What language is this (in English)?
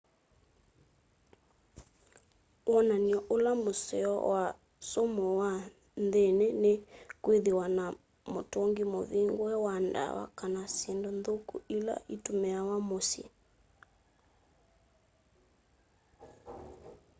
Kamba